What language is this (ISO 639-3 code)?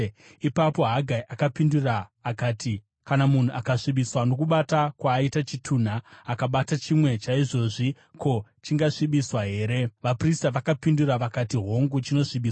sna